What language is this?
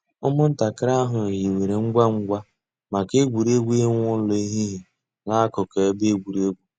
Igbo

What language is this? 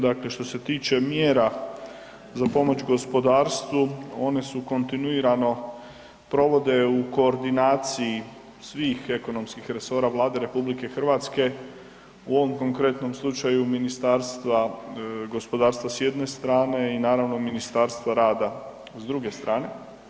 Croatian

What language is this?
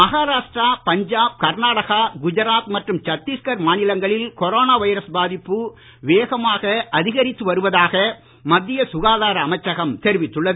Tamil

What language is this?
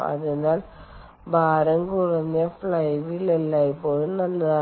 Malayalam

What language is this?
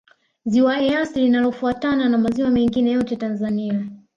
Swahili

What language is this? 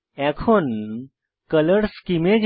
Bangla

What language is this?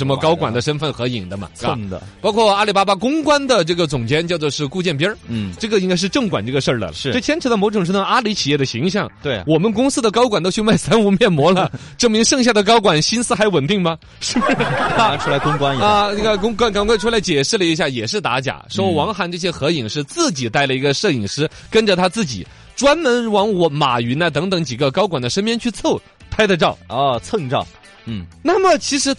Chinese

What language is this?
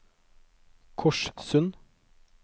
Norwegian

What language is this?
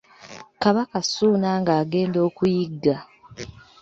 Ganda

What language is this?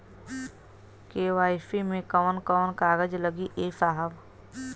Bhojpuri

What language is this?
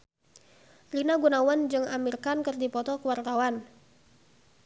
Sundanese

